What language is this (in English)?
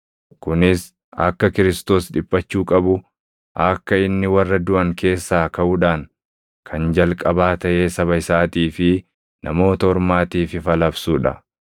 Oromo